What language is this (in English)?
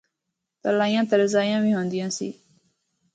Northern Hindko